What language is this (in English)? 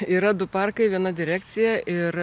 Lithuanian